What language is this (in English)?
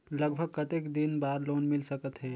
Chhattisgarhi